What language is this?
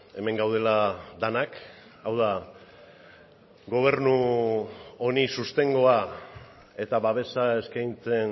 Basque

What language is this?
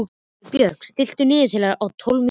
Icelandic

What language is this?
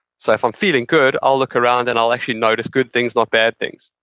English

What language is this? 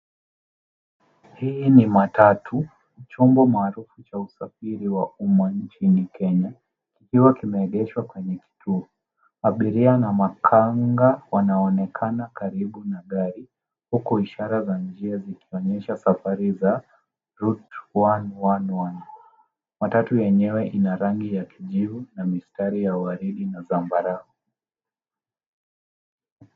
Swahili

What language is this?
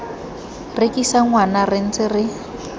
Tswana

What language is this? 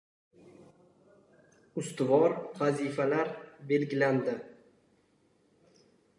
Uzbek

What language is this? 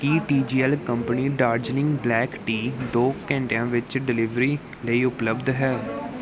Punjabi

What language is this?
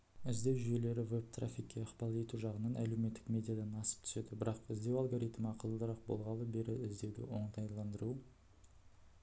Kazakh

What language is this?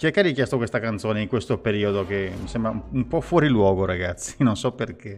Italian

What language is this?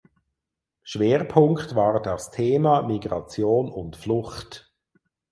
German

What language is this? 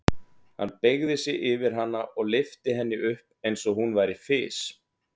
Icelandic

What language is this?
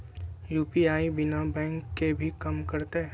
Magahi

